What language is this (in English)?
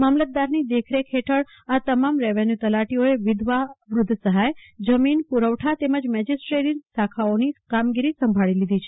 Gujarati